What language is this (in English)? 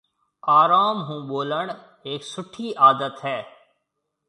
Marwari (Pakistan)